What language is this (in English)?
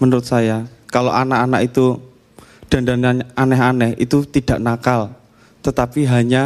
Indonesian